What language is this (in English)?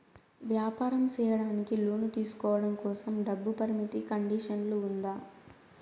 Telugu